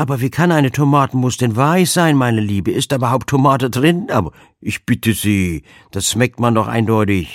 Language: German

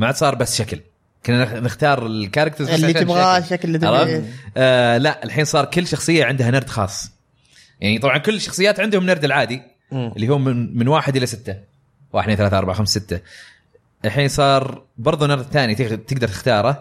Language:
Arabic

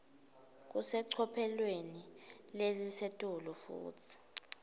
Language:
Swati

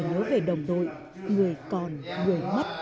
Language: Vietnamese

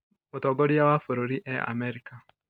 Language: Kikuyu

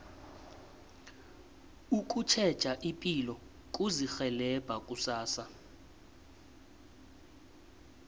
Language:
South Ndebele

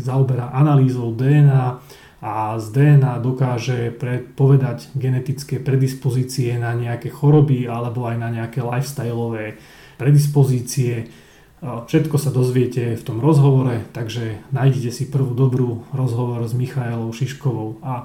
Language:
Slovak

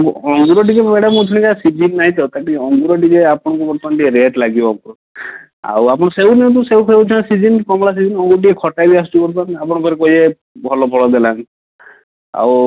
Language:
Odia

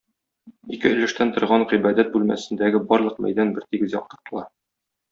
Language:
Tatar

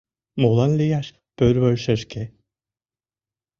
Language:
Mari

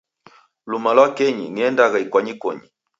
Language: Taita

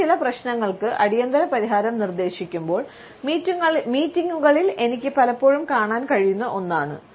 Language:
Malayalam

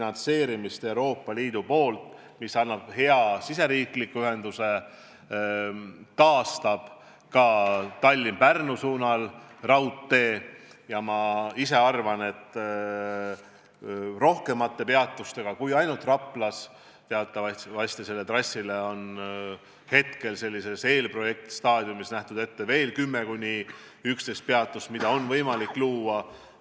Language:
Estonian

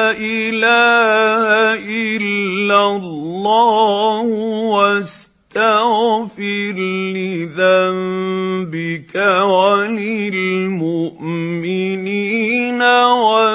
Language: Arabic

